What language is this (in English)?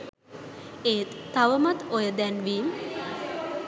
Sinhala